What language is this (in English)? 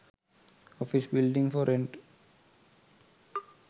Sinhala